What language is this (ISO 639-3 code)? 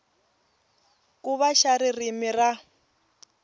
tso